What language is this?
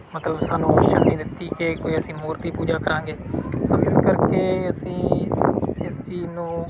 Punjabi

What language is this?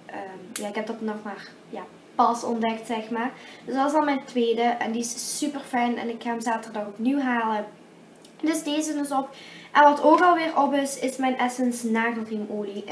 Dutch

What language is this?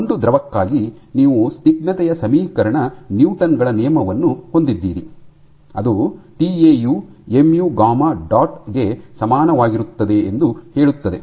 Kannada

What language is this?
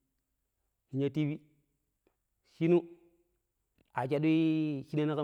Pero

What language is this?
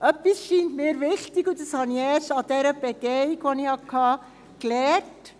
Swiss German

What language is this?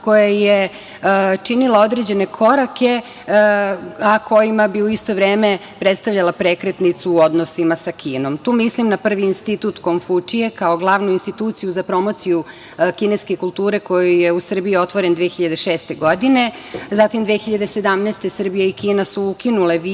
Serbian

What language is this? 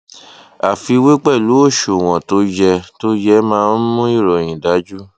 Yoruba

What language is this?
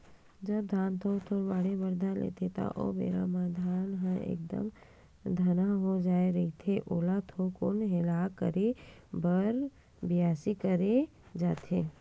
Chhattisgarhi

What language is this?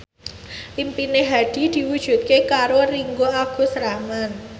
Javanese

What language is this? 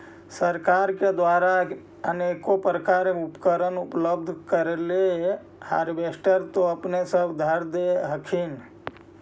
Magahi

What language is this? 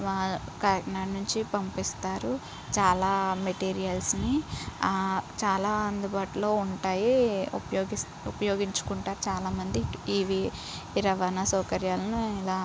Telugu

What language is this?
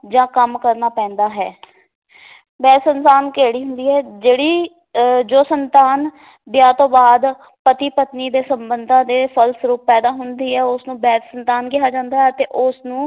Punjabi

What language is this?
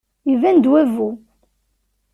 Kabyle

